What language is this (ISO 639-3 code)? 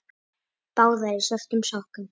isl